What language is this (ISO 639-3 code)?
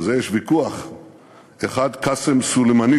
heb